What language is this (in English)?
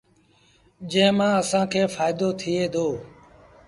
Sindhi Bhil